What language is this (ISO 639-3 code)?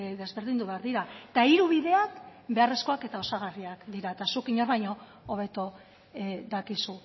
eus